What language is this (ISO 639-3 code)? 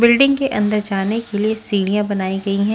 hin